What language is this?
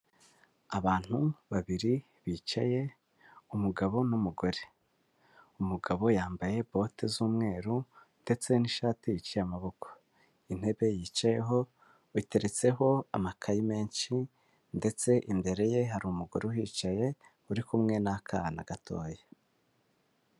Kinyarwanda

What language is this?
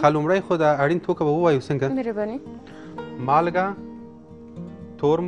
Arabic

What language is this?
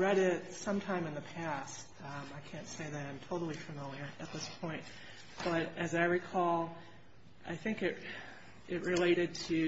English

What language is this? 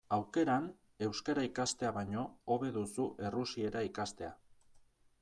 Basque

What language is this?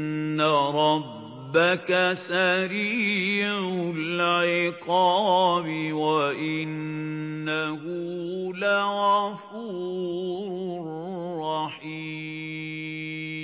Arabic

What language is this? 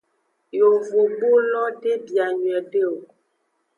Aja (Benin)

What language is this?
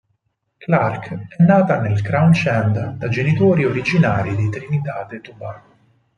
Italian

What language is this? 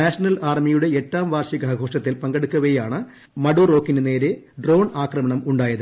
Malayalam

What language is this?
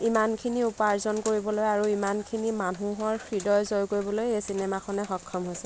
Assamese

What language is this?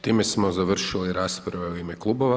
Croatian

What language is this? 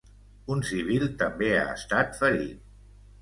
Catalan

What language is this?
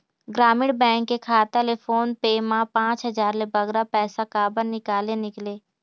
Chhattisgarhi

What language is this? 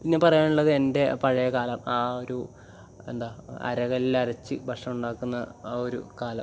Malayalam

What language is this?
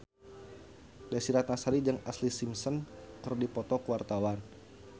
Sundanese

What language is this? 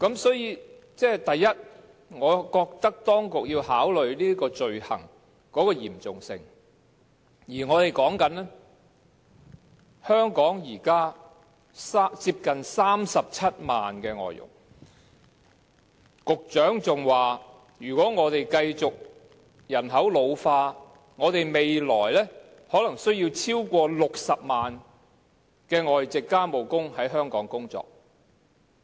Cantonese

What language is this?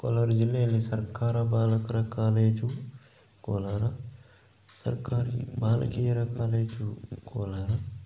Kannada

